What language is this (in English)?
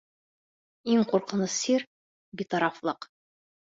Bashkir